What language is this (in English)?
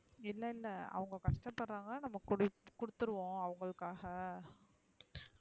Tamil